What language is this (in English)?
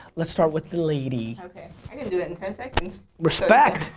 English